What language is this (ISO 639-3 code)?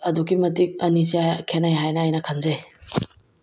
mni